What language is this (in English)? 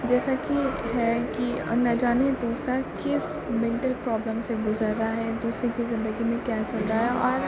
Urdu